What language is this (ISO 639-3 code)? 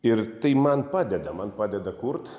lit